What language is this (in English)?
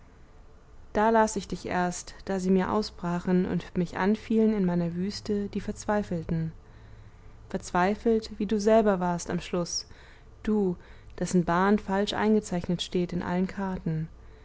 German